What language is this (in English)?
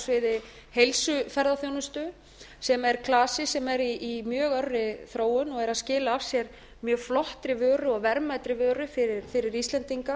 Icelandic